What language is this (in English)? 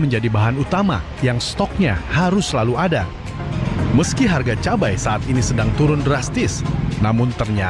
Indonesian